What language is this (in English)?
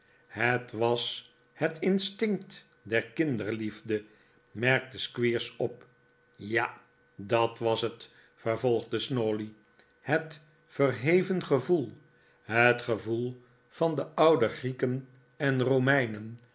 Dutch